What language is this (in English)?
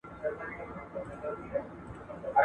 Pashto